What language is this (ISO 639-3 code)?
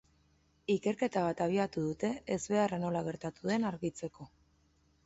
eus